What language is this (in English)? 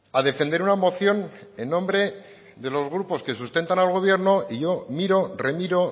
Spanish